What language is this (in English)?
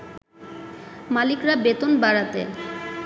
Bangla